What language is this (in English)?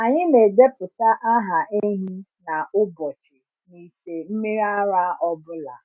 Igbo